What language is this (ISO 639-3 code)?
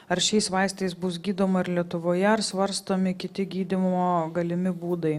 lit